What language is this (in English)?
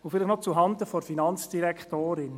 Swiss German